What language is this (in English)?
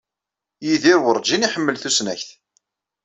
Kabyle